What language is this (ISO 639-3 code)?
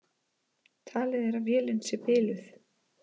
isl